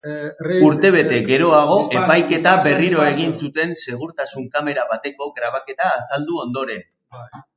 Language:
Basque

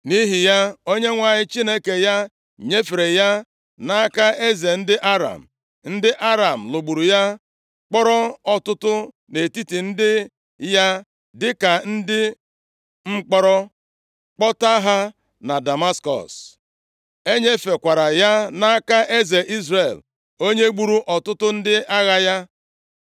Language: Igbo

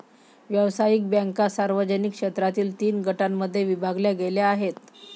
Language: Marathi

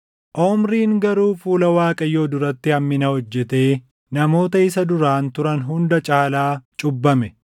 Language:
Oromo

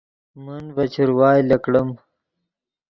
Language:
Yidgha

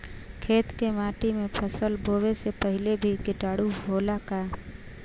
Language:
Bhojpuri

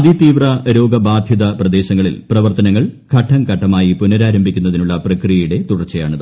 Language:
Malayalam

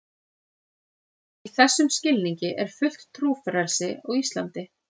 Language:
Icelandic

